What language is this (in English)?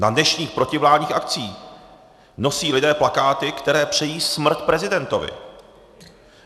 Czech